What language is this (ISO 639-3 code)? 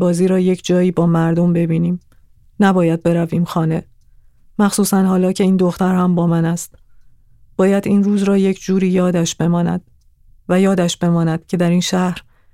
fas